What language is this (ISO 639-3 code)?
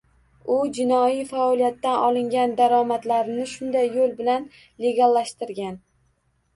uzb